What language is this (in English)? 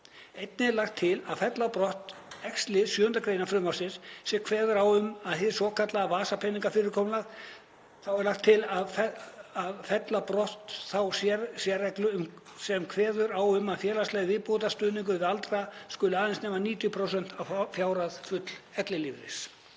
Icelandic